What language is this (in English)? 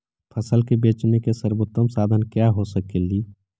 Magahi